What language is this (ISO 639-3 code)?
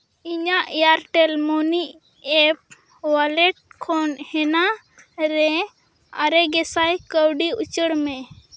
sat